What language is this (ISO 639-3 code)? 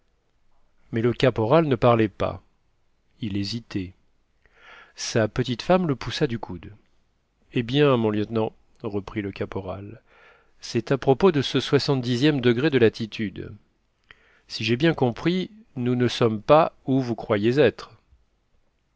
fra